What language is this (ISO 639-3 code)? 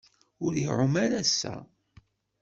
kab